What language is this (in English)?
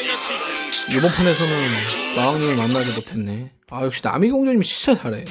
Korean